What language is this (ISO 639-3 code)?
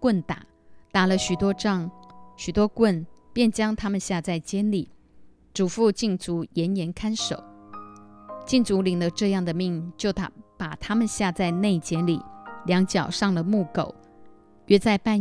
zho